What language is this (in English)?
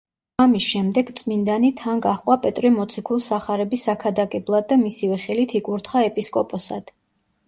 Georgian